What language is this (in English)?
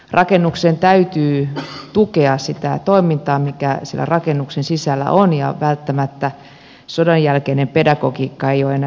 Finnish